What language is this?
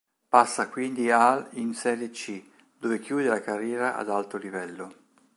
Italian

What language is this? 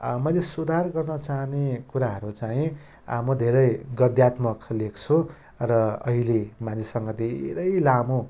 Nepali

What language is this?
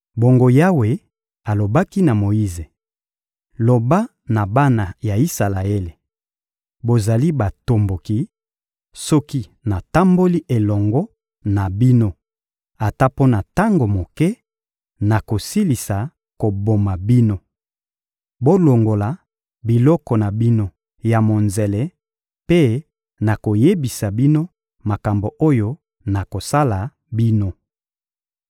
Lingala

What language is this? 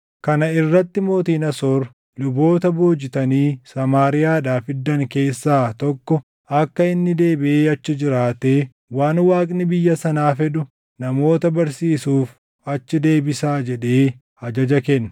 Oromo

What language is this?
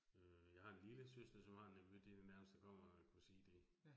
Danish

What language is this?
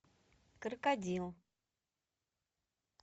Russian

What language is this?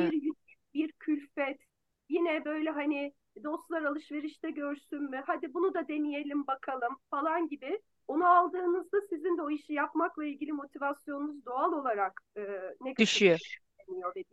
Turkish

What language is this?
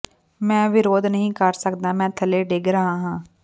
Punjabi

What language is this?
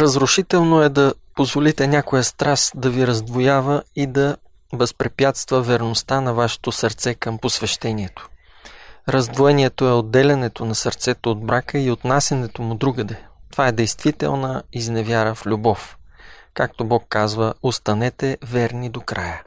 Bulgarian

